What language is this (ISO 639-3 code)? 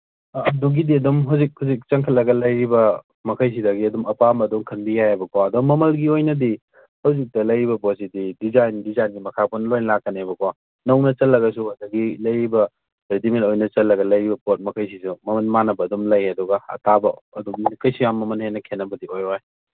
mni